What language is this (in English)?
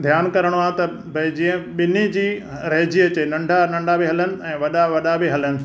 Sindhi